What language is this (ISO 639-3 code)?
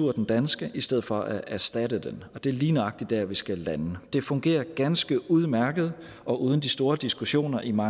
dan